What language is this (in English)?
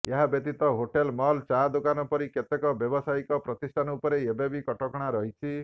Odia